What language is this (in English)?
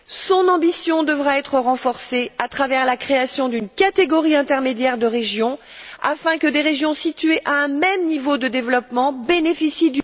French